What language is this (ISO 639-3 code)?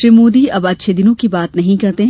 hin